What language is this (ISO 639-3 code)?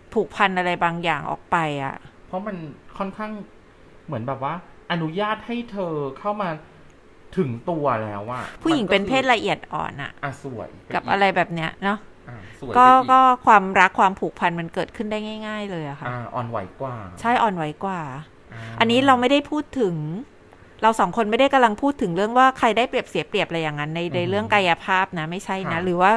tha